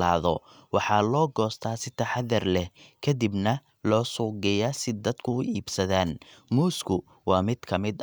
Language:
Somali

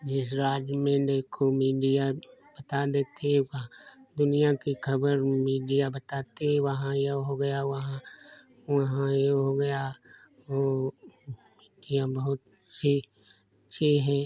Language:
Hindi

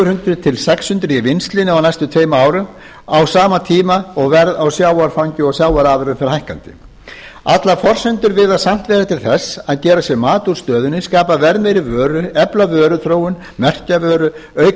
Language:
Icelandic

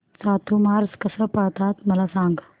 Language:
Marathi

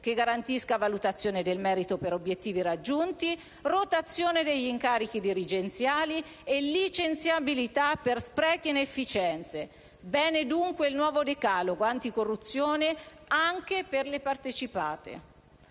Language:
Italian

